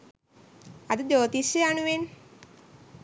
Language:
Sinhala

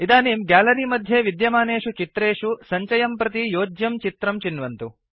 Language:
Sanskrit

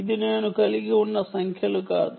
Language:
Telugu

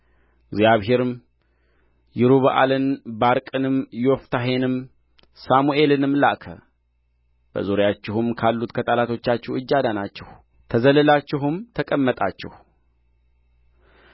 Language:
Amharic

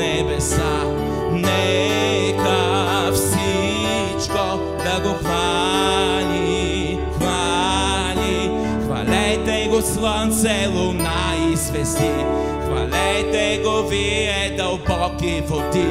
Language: Romanian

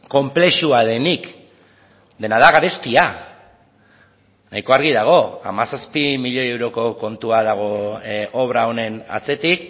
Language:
Basque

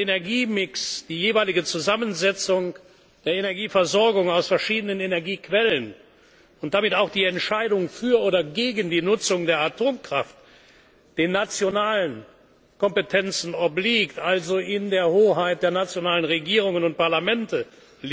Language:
German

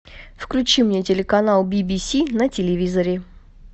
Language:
Russian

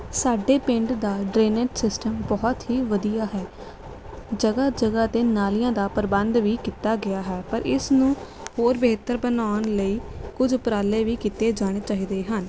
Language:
Punjabi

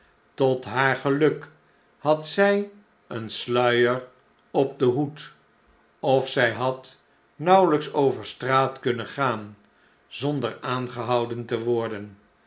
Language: Dutch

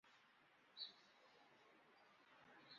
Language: Guarani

